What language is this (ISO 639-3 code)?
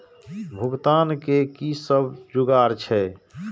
mai